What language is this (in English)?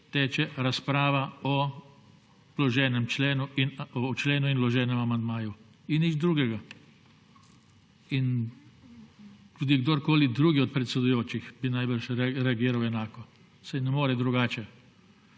Slovenian